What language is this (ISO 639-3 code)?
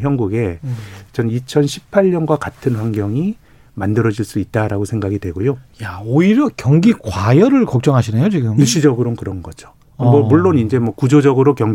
kor